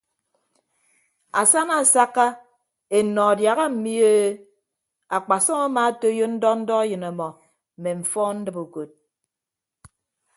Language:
Ibibio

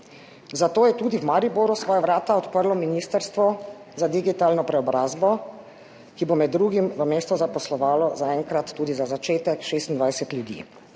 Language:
Slovenian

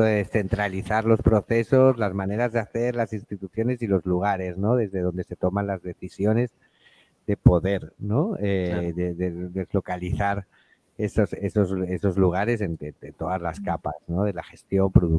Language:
Spanish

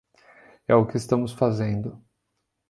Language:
Portuguese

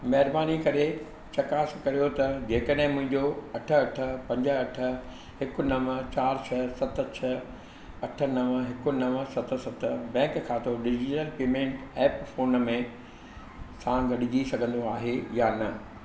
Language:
Sindhi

